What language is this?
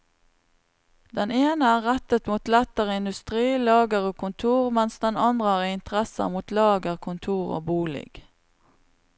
Norwegian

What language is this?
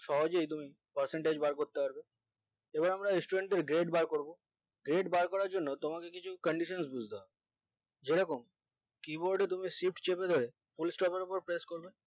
Bangla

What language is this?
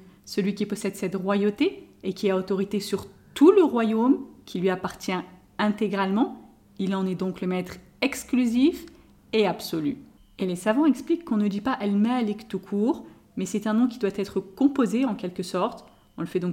French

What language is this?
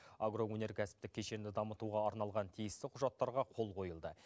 Kazakh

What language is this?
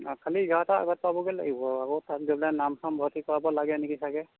Assamese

